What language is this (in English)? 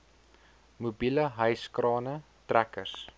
Afrikaans